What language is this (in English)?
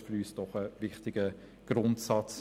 Swiss German